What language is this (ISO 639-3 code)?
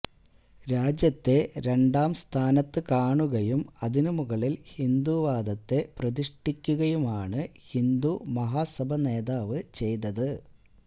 mal